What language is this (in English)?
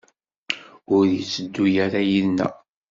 Kabyle